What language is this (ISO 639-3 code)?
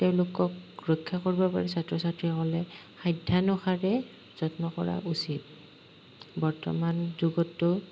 asm